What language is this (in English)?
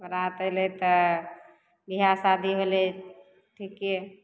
Maithili